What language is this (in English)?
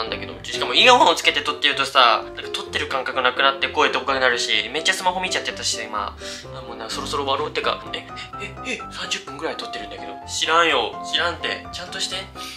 Japanese